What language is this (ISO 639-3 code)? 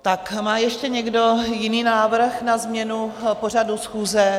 ces